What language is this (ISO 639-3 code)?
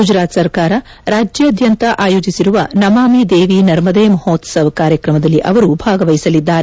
kan